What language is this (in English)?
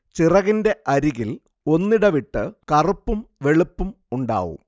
Malayalam